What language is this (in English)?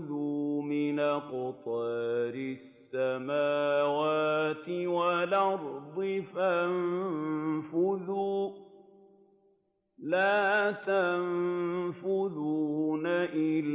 Arabic